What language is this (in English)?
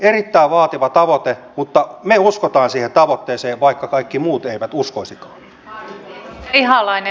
Finnish